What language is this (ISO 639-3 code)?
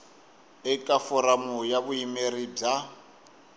tso